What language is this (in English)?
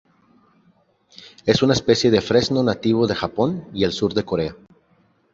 Spanish